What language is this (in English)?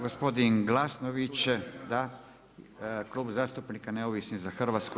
Croatian